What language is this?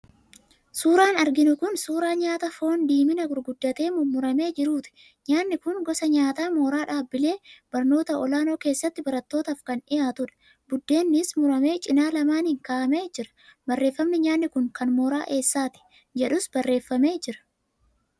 Oromo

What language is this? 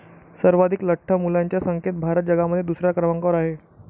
Marathi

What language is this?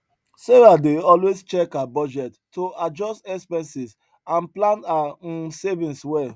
Nigerian Pidgin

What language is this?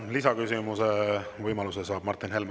Estonian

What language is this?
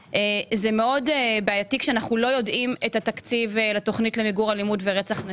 Hebrew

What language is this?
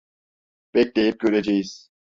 Turkish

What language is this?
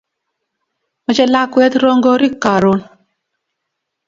Kalenjin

